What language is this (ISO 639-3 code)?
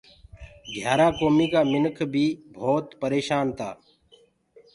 ggg